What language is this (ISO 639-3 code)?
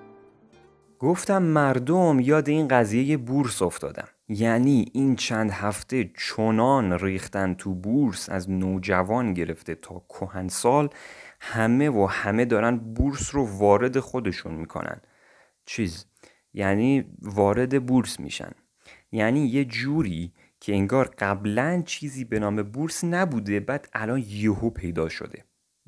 fas